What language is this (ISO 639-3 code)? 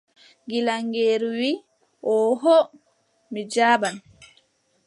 fub